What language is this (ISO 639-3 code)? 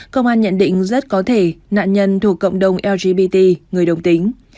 vie